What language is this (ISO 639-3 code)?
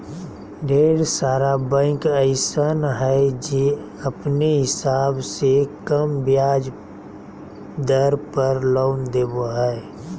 mag